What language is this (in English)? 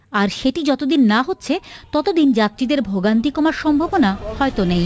Bangla